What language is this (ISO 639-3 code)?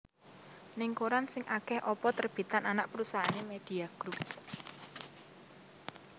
jav